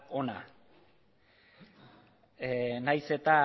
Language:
Basque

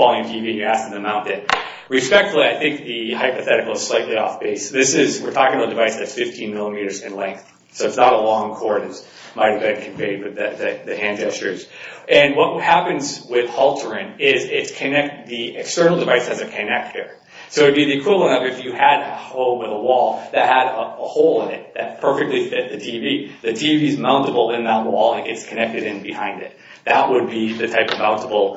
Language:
English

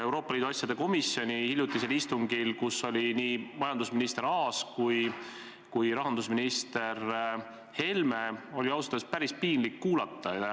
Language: Estonian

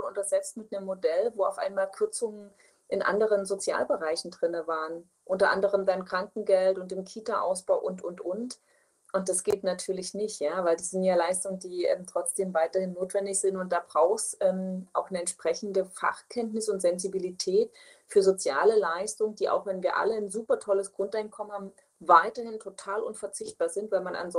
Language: German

